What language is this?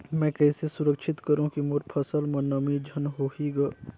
Chhattisgarhi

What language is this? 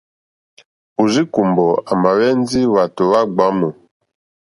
Mokpwe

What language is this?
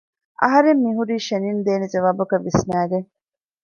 Divehi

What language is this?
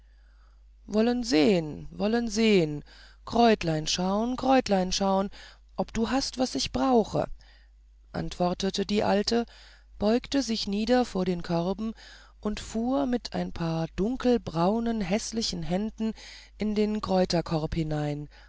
German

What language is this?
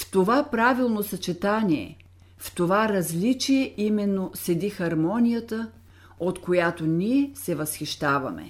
Bulgarian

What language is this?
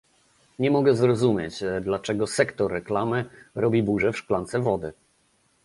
Polish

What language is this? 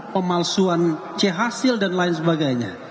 Indonesian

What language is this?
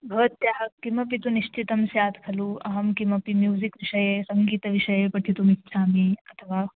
Sanskrit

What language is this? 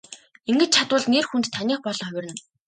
Mongolian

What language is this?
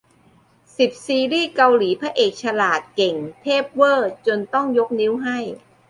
Thai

